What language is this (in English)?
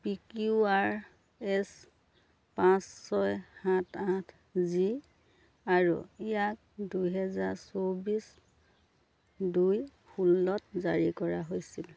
Assamese